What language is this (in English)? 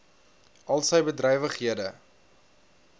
Afrikaans